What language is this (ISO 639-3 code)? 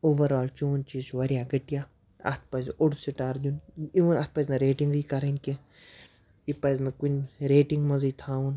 kas